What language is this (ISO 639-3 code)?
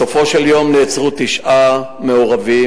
heb